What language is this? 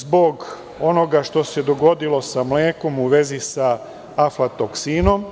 Serbian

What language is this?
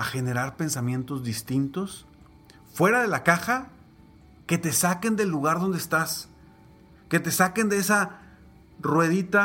Spanish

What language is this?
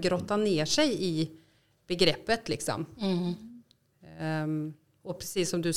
Swedish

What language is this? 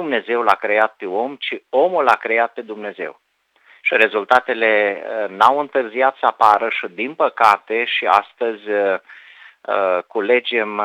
Romanian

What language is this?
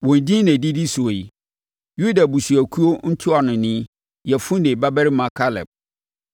Akan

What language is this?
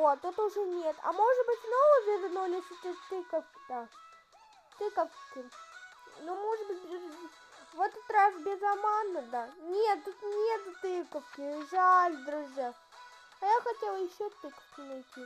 Russian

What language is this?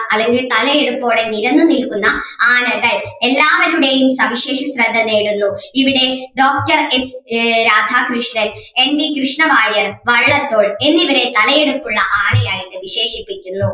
Malayalam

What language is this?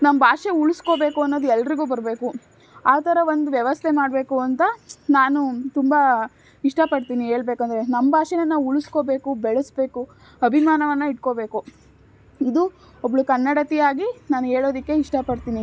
Kannada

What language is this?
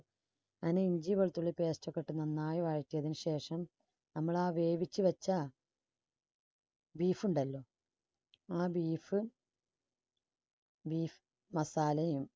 Malayalam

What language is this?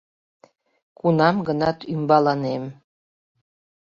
Mari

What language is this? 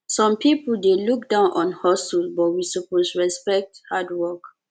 Nigerian Pidgin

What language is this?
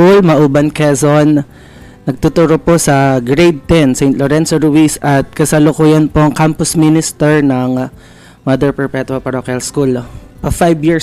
Filipino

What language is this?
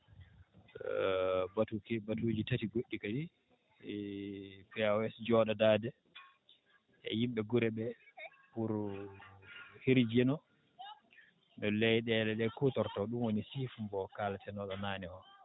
Fula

